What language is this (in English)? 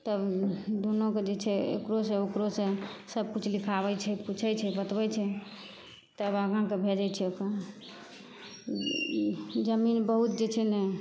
Maithili